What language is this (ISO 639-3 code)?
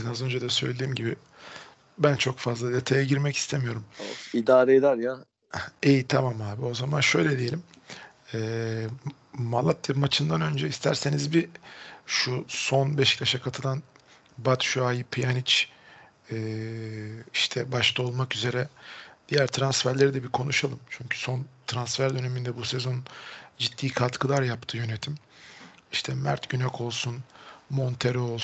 tur